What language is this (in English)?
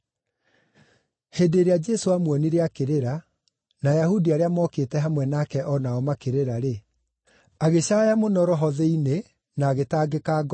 Kikuyu